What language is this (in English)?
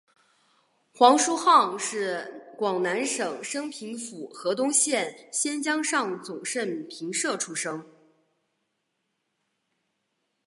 Chinese